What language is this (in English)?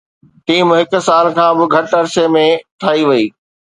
Sindhi